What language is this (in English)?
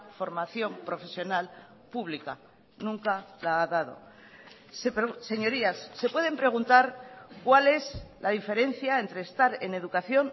Spanish